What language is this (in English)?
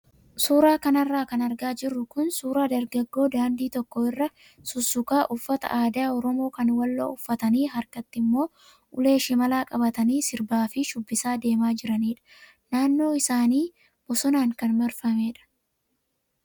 Oromo